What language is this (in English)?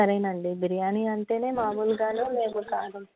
Telugu